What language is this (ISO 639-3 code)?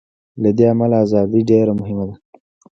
pus